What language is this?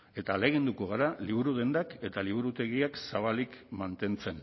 Basque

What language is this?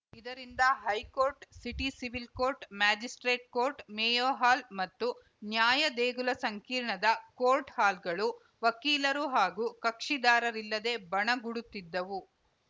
Kannada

